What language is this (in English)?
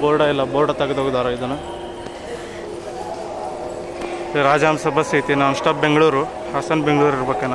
Kannada